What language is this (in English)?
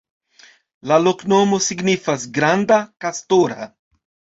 Esperanto